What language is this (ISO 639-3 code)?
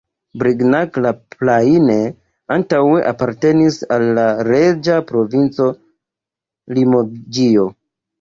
epo